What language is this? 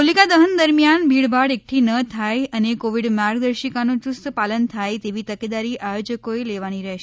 Gujarati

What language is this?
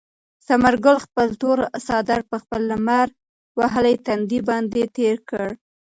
Pashto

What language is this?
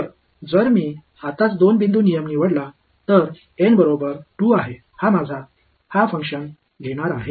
Marathi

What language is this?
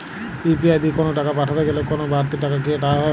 Bangla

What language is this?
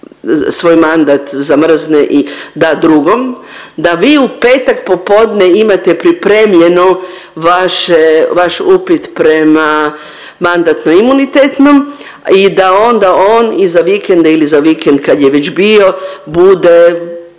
Croatian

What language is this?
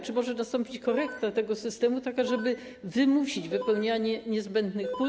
Polish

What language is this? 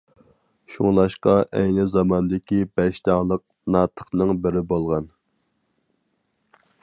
Uyghur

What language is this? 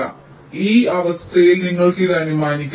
Malayalam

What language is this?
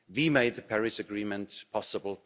English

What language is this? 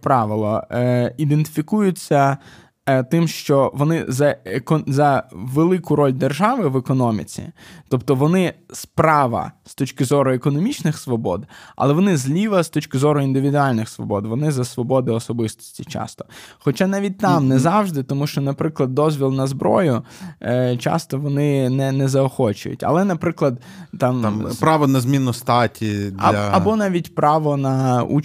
Ukrainian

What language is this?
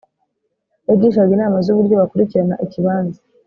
Kinyarwanda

